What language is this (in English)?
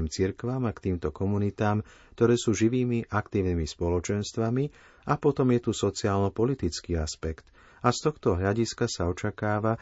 Slovak